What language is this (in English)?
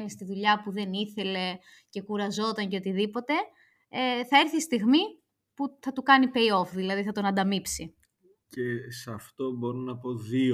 Greek